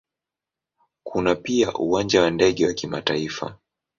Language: Swahili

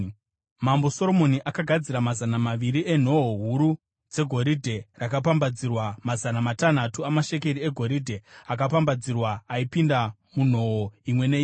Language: Shona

